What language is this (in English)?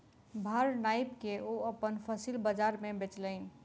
Maithili